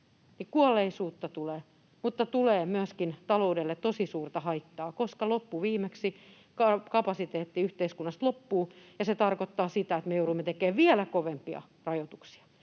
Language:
Finnish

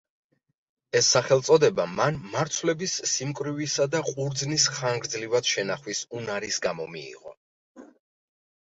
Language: Georgian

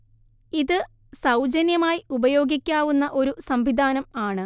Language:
Malayalam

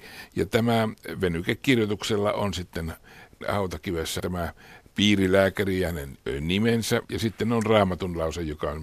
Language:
Finnish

